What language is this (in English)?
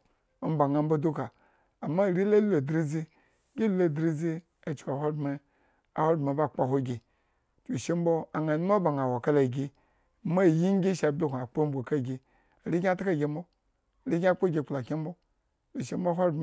Eggon